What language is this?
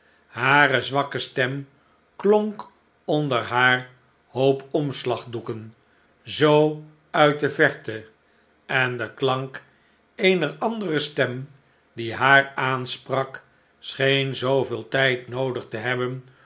Dutch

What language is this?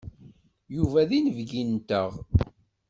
Kabyle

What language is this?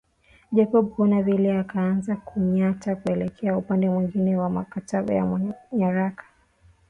Swahili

